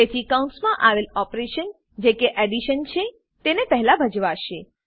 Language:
Gujarati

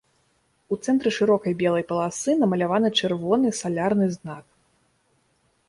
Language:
Belarusian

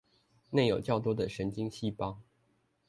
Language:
Chinese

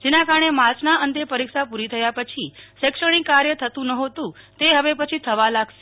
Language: Gujarati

